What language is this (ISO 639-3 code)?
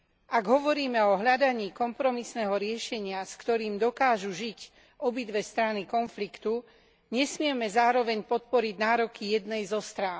slk